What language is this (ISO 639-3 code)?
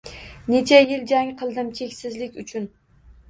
uzb